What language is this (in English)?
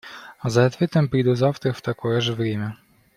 Russian